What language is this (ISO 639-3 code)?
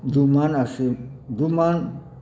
mai